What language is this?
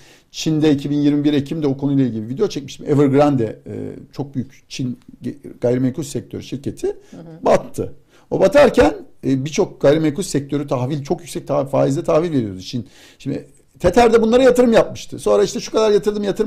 Turkish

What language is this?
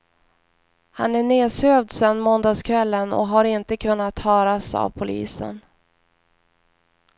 Swedish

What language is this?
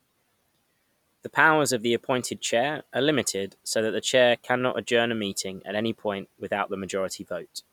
English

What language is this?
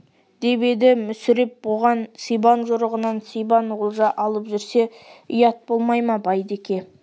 Kazakh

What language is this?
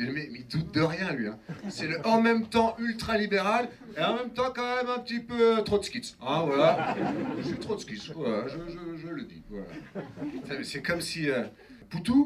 French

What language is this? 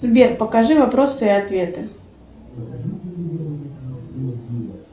Russian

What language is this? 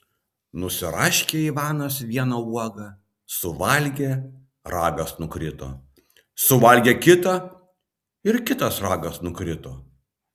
Lithuanian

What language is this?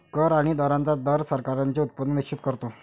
Marathi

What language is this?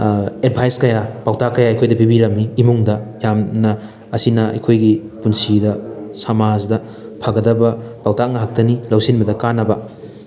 Manipuri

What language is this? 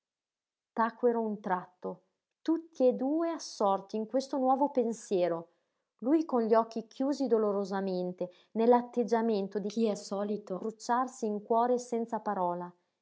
Italian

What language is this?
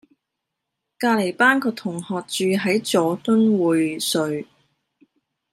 Cantonese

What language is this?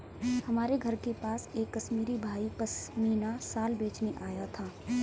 Hindi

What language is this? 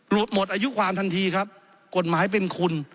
Thai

